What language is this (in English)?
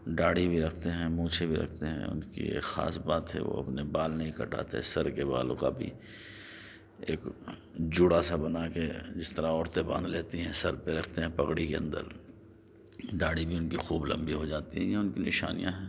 Urdu